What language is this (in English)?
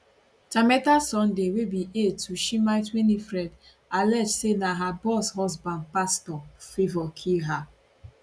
Nigerian Pidgin